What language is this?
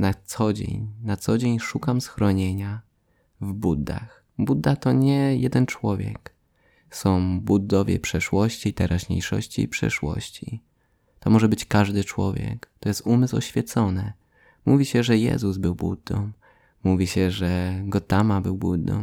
Polish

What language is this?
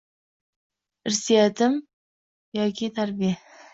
Uzbek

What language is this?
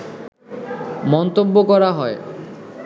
Bangla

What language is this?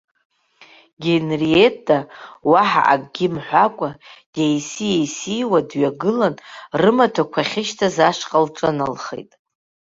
Abkhazian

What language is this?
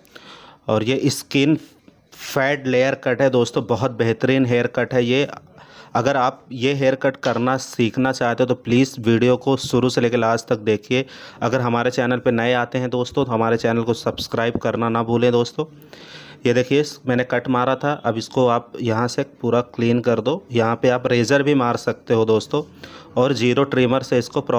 Hindi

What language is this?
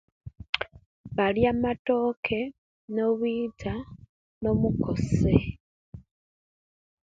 Kenyi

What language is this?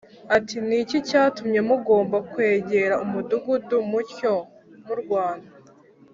Kinyarwanda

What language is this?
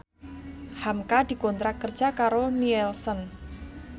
Javanese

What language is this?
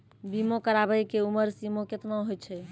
Maithili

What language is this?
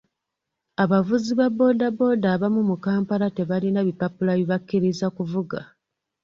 Ganda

